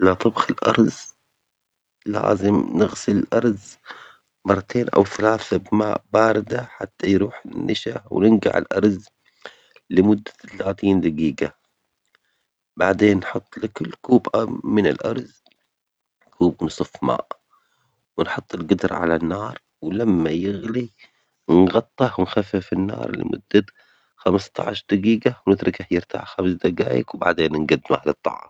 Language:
Omani Arabic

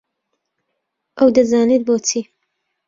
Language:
Central Kurdish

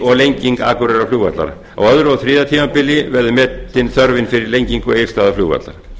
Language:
Icelandic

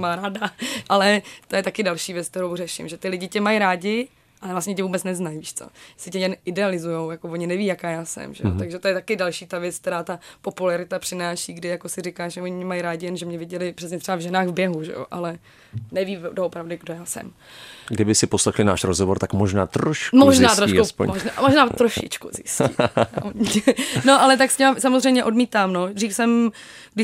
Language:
Czech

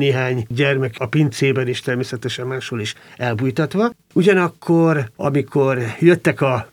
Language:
Hungarian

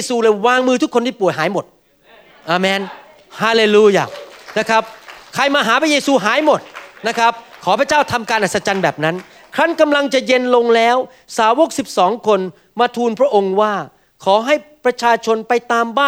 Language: Thai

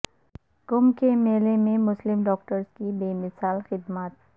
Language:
Urdu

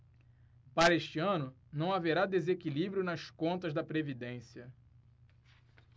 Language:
Portuguese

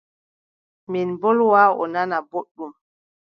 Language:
Adamawa Fulfulde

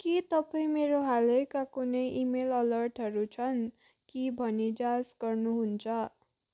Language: Nepali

